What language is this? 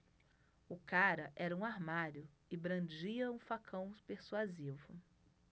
Portuguese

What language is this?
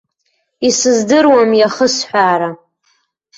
Abkhazian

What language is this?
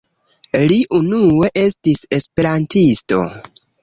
Esperanto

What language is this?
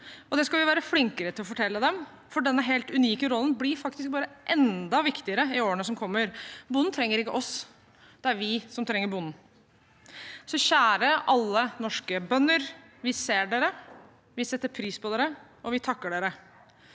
Norwegian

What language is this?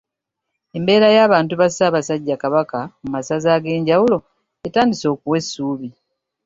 Ganda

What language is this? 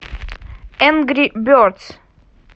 Russian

